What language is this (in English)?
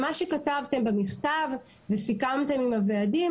Hebrew